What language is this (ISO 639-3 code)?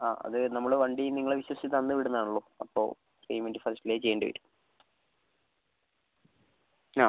mal